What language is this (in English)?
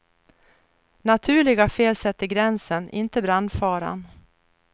Swedish